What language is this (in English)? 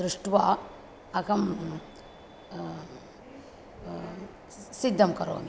Sanskrit